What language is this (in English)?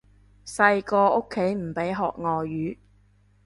Cantonese